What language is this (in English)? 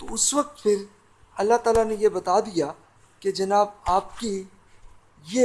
Urdu